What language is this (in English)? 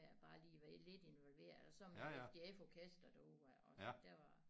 Danish